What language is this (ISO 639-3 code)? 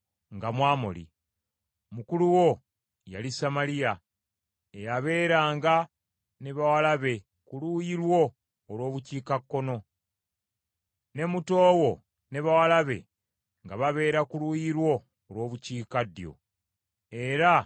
lug